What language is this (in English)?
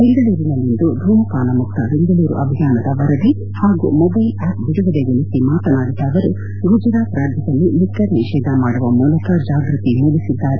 Kannada